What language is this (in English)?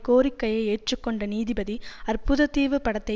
Tamil